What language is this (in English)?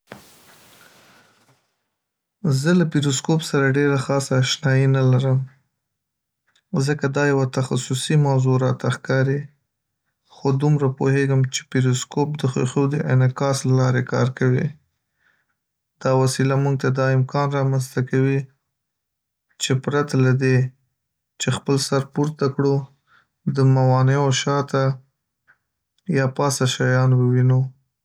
Pashto